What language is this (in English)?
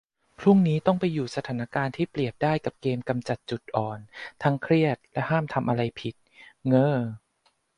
Thai